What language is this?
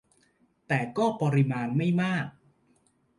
Thai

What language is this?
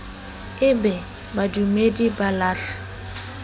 Southern Sotho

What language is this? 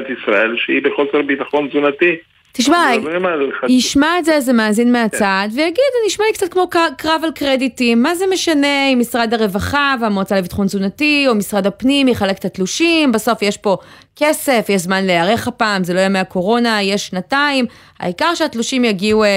Hebrew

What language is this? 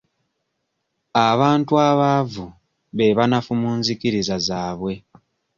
Ganda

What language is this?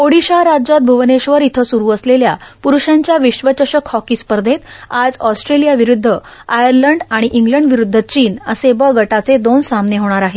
Marathi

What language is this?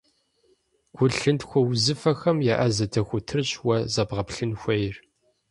Kabardian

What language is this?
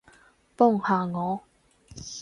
Cantonese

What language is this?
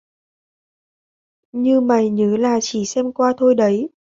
Vietnamese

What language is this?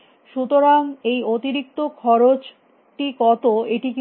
Bangla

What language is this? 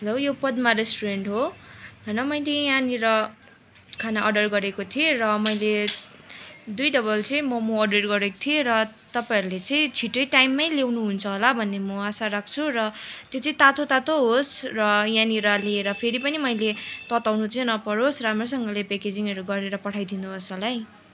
Nepali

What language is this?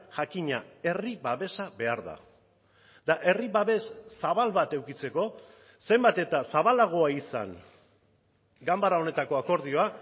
Basque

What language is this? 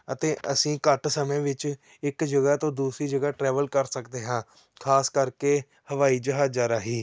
Punjabi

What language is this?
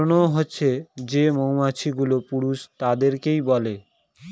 Bangla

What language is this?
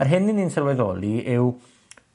Welsh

